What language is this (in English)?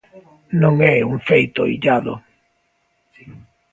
Galician